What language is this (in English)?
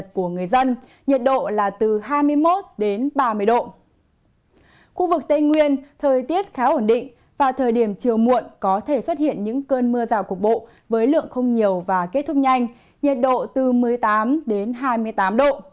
Vietnamese